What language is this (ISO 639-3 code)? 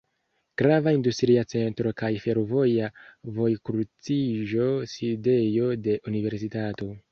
epo